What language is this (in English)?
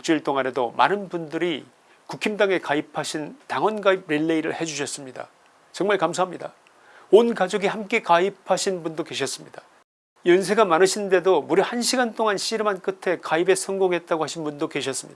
Korean